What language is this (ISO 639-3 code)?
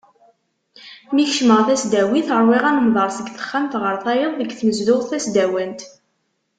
kab